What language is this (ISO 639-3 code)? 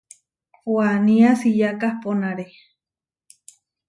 var